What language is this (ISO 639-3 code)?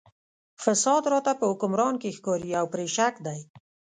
pus